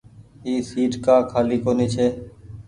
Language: Goaria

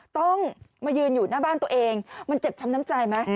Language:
Thai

